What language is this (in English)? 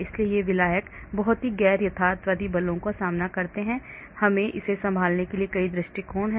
Hindi